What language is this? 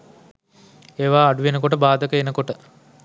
Sinhala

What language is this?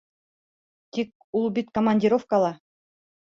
Bashkir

